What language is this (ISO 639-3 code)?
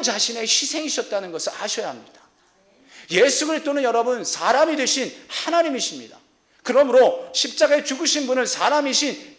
kor